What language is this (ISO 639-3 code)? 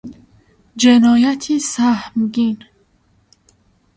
fas